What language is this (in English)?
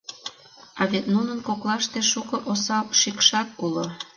Mari